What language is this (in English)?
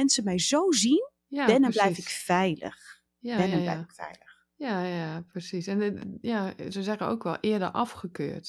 Dutch